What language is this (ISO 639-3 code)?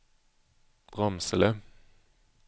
swe